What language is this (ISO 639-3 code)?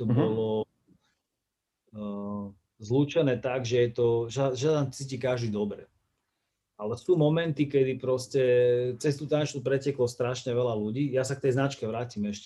slk